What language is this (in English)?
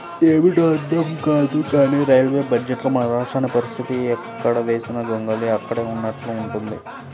Telugu